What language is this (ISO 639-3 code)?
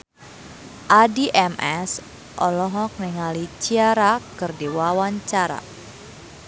sun